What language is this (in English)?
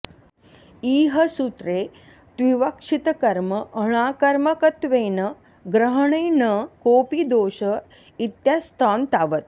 Sanskrit